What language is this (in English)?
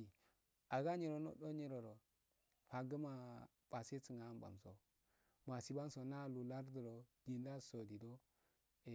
Afade